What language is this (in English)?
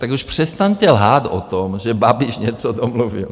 Czech